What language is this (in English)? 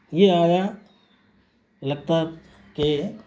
Urdu